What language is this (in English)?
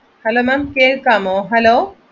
Malayalam